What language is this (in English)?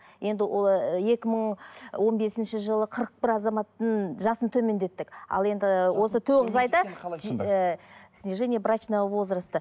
Kazakh